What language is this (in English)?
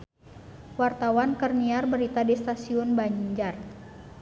Sundanese